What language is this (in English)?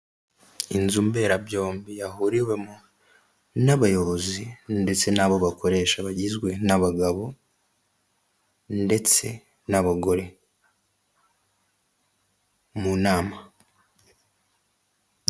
Kinyarwanda